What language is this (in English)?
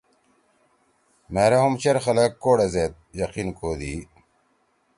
Torwali